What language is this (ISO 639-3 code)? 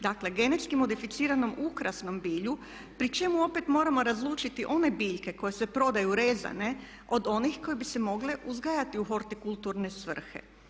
hrv